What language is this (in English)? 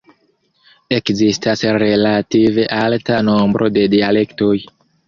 Esperanto